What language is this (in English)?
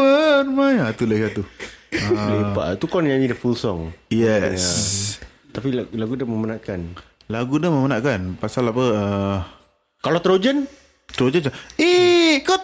Malay